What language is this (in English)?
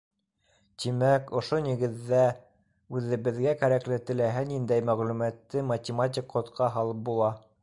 Bashkir